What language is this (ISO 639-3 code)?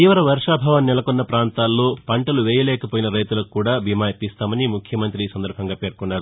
tel